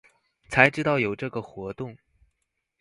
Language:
Chinese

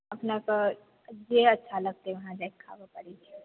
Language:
Maithili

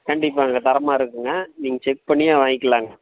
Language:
Tamil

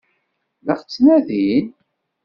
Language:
Kabyle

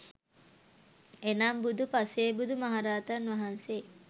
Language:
Sinhala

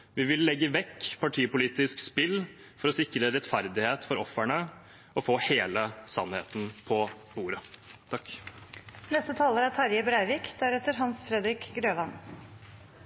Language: Norwegian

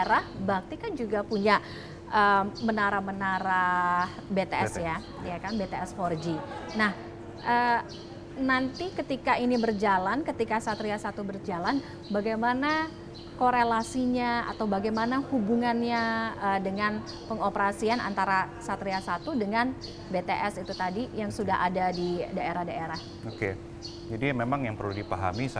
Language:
Indonesian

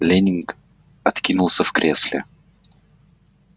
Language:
Russian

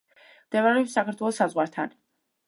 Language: Georgian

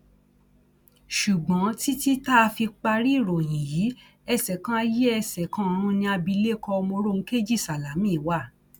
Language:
Yoruba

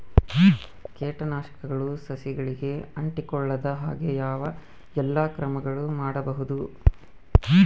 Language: Kannada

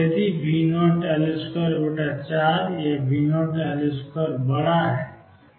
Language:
Hindi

